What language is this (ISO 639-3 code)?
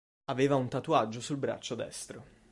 ita